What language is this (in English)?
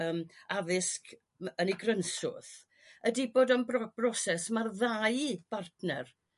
Welsh